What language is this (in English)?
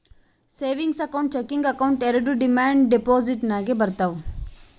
Kannada